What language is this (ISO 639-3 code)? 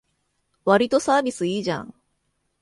jpn